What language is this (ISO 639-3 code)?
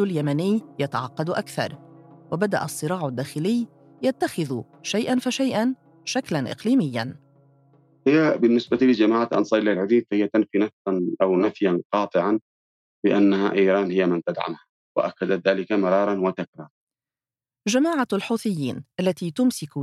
ara